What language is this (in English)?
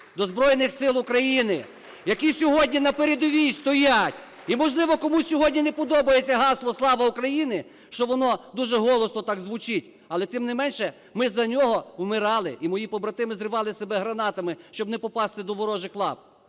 Ukrainian